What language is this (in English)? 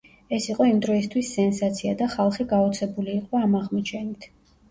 Georgian